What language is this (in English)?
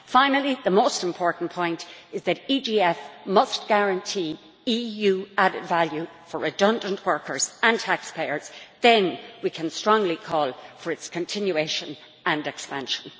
English